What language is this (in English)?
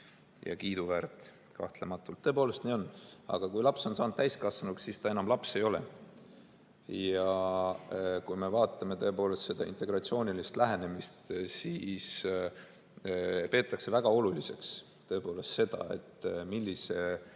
Estonian